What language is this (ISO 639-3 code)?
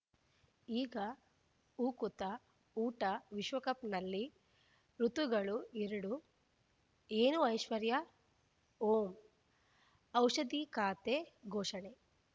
kan